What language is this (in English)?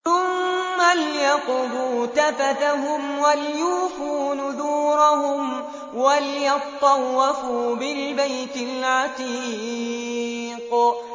Arabic